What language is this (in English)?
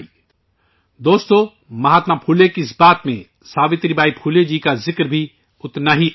Urdu